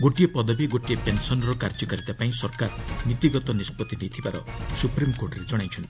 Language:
Odia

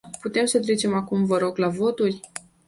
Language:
Romanian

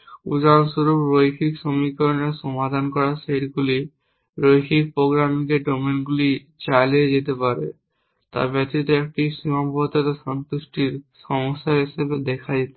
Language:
Bangla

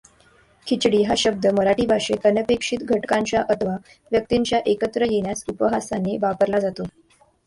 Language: Marathi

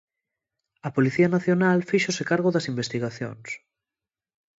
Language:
Galician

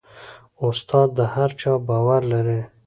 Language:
Pashto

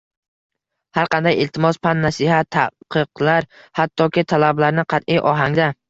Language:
Uzbek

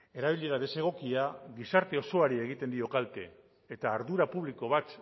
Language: Basque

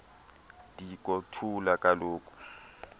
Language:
Xhosa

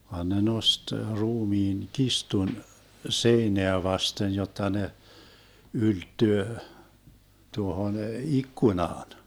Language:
Finnish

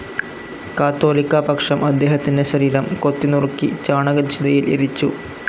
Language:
Malayalam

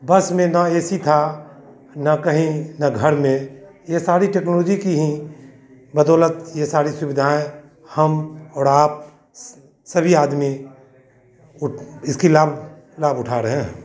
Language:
Hindi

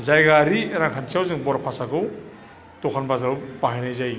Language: Bodo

